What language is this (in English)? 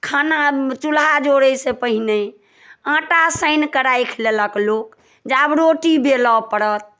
Maithili